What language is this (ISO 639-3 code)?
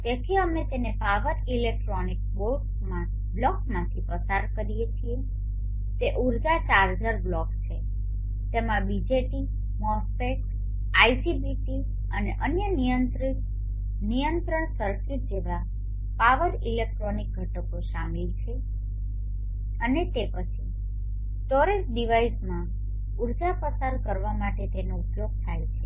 guj